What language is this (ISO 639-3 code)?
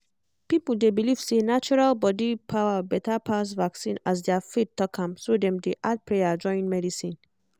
pcm